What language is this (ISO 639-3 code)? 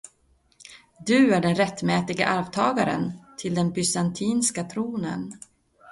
swe